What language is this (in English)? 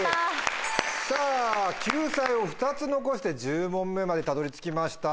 Japanese